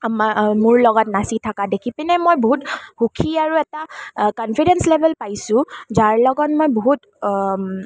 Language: Assamese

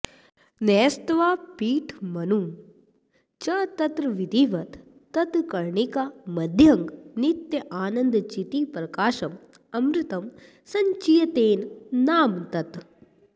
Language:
Sanskrit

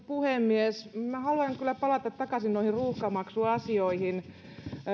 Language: Finnish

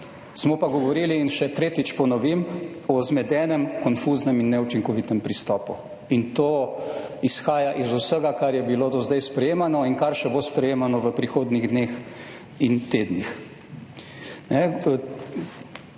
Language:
Slovenian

